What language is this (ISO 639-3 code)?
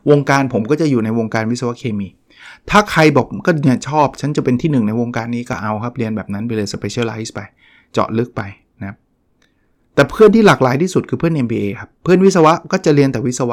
tha